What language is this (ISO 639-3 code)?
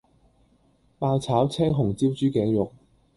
yue